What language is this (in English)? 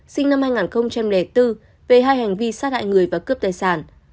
Vietnamese